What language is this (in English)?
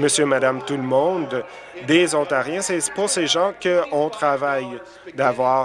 French